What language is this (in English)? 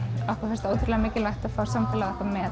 Icelandic